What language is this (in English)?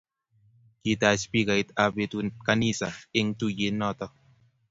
Kalenjin